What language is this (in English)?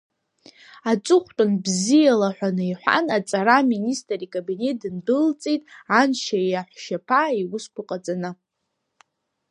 Abkhazian